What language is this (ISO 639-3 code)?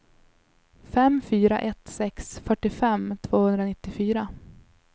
swe